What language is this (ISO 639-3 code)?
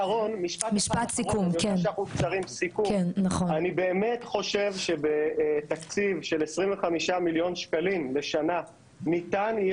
heb